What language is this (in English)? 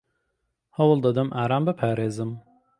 Central Kurdish